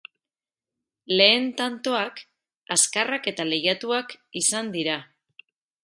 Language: Basque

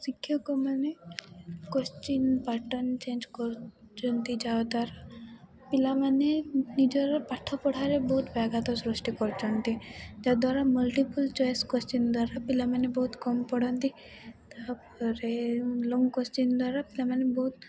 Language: Odia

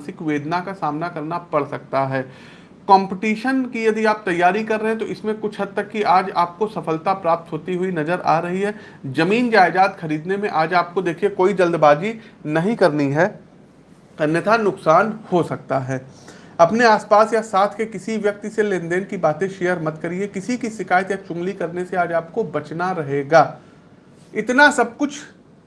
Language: Hindi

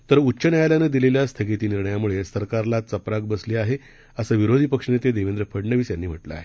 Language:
Marathi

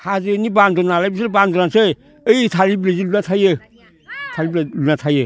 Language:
Bodo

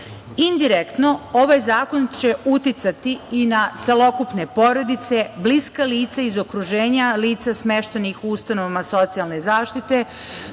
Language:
Serbian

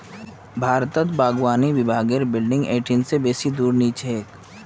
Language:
Magahi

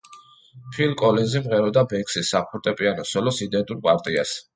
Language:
Georgian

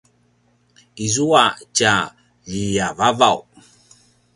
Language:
Paiwan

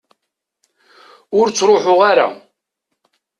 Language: Kabyle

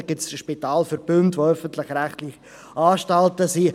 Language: Swiss German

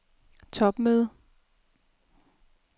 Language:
Danish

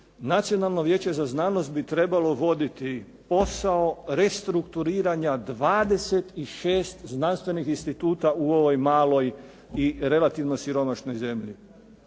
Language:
Croatian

